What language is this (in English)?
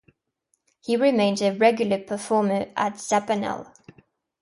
English